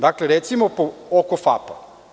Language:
Serbian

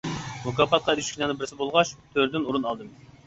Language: Uyghur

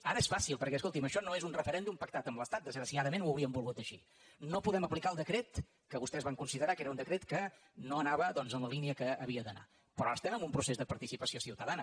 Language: Catalan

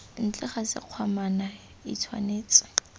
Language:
Tswana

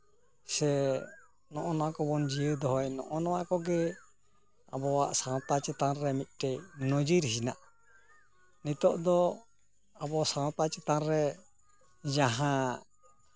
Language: Santali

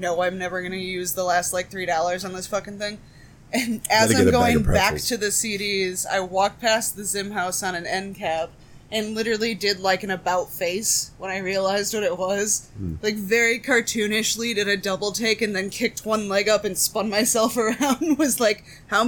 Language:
English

